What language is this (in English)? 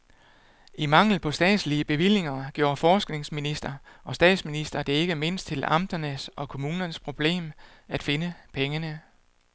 Danish